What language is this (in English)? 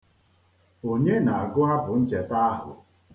Igbo